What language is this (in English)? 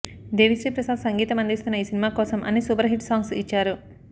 Telugu